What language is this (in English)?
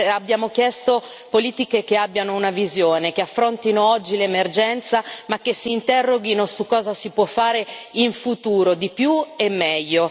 Italian